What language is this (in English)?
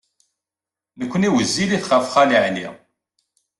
Kabyle